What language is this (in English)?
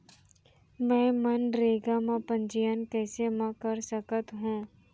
Chhattisgarhi